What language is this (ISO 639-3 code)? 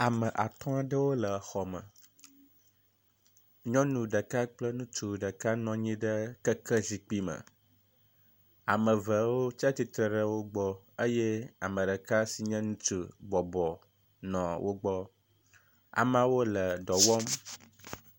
ewe